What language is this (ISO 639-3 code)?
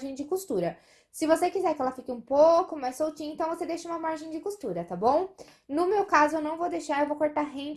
por